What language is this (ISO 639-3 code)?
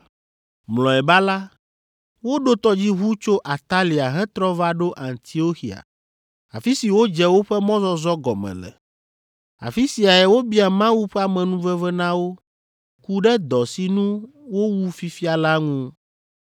ewe